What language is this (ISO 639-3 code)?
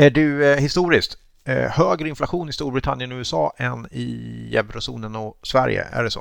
swe